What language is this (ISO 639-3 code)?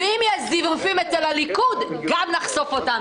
heb